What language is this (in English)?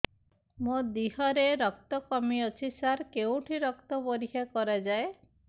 Odia